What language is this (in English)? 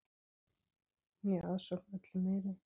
Icelandic